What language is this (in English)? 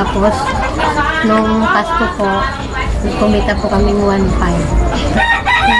Filipino